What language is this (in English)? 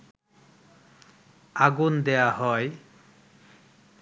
Bangla